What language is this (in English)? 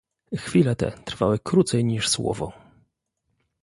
Polish